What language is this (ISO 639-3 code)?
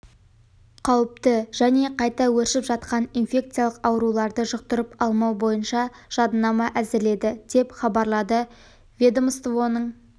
kaz